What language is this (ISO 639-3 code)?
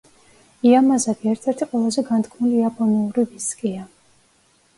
kat